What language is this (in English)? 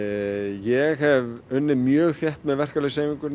Icelandic